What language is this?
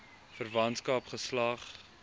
Afrikaans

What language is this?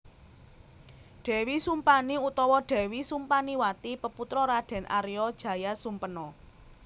Javanese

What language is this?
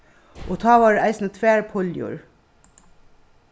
Faroese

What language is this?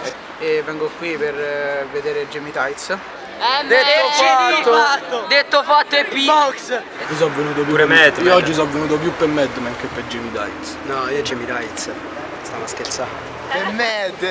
Italian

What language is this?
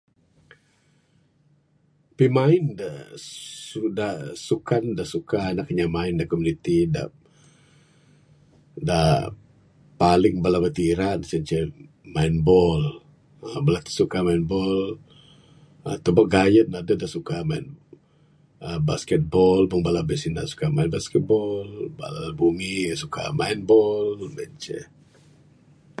Bukar-Sadung Bidayuh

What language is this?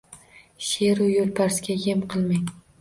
Uzbek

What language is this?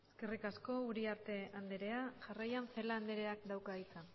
Basque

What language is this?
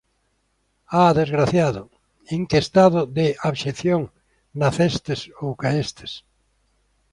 Galician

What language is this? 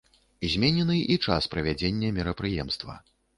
Belarusian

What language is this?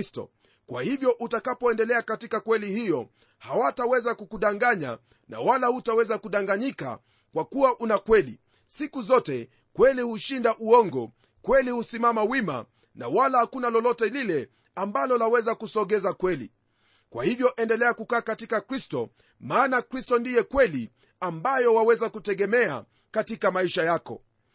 Swahili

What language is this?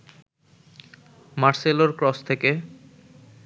Bangla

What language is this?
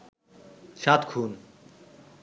Bangla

